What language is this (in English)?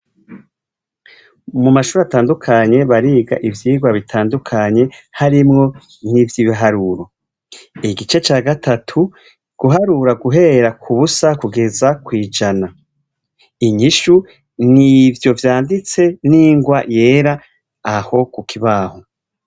Rundi